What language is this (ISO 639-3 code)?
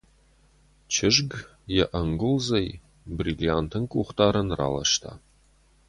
oss